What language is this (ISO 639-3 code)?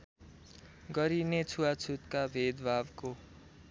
nep